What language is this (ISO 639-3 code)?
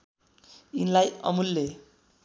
nep